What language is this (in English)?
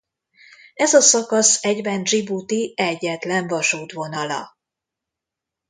Hungarian